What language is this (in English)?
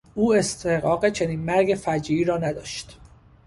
Persian